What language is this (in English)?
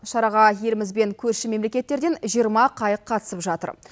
Kazakh